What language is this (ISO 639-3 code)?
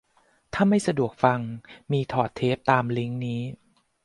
tha